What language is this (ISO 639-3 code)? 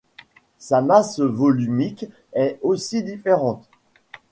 fra